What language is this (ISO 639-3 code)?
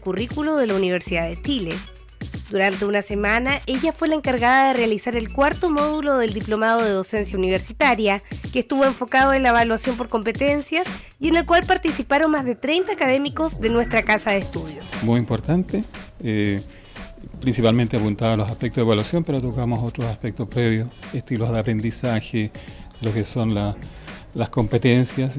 spa